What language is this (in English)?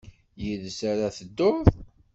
Kabyle